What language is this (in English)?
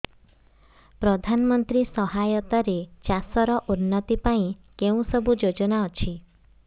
Odia